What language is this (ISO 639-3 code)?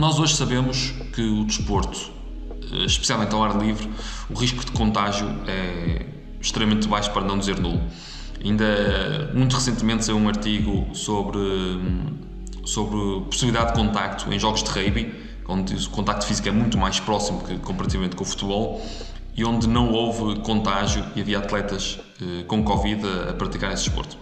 por